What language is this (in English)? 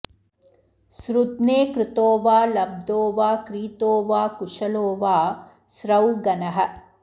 Sanskrit